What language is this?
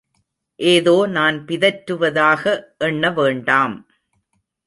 Tamil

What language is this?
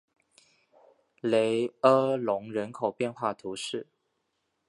Chinese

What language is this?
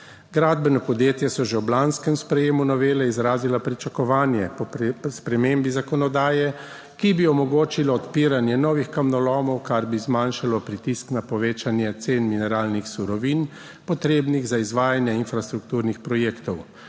Slovenian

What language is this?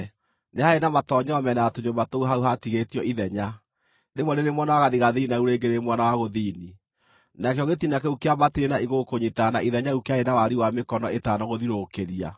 Kikuyu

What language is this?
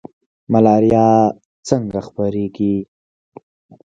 Pashto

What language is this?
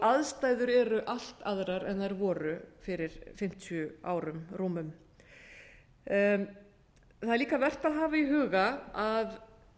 Icelandic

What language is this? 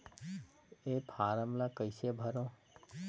Chhattisgarhi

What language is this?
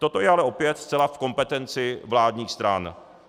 Czech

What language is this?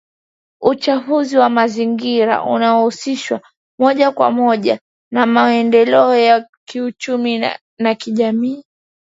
Swahili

